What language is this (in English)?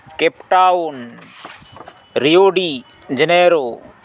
Santali